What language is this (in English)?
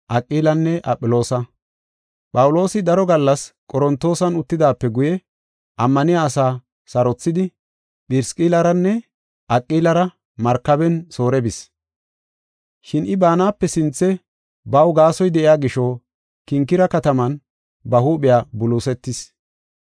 Gofa